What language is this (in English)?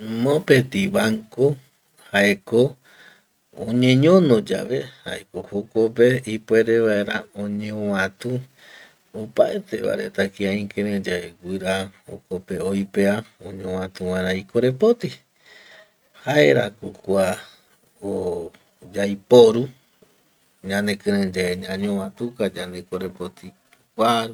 Eastern Bolivian Guaraní